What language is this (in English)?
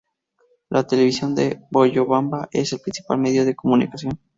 Spanish